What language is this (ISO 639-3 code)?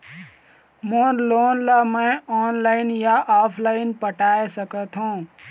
hne